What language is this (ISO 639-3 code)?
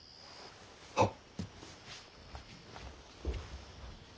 jpn